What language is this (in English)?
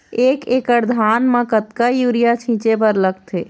Chhattisgarhi